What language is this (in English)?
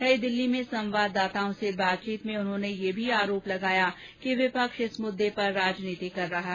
Hindi